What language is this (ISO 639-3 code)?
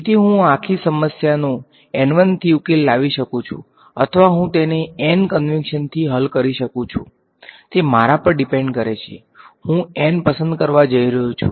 guj